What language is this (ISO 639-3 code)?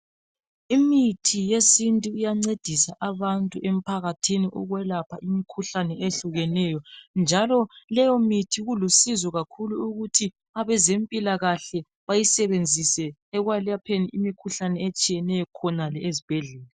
nde